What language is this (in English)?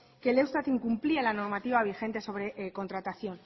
Spanish